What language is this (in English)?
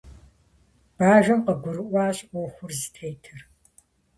Kabardian